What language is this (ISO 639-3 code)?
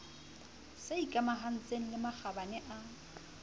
sot